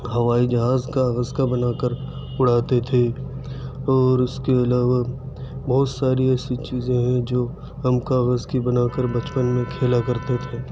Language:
Urdu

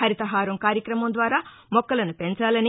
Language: Telugu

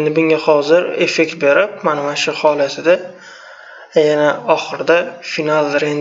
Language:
Turkish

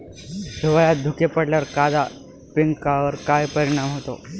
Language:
Marathi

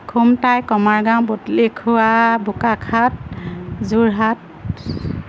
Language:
Assamese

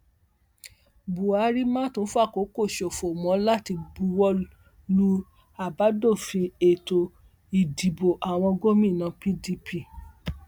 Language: Yoruba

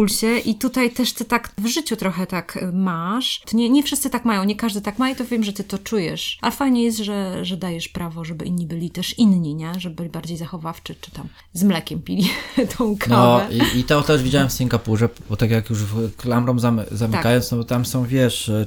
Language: Polish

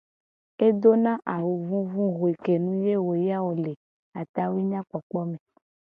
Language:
Gen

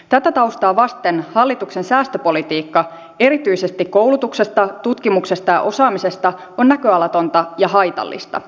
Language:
Finnish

